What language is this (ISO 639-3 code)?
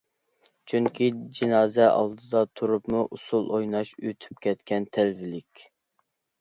uig